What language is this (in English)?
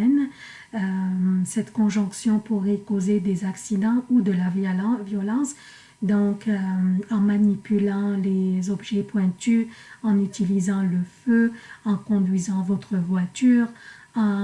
French